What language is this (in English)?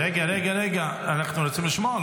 Hebrew